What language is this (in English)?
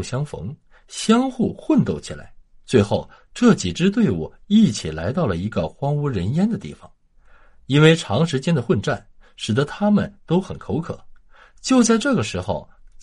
Chinese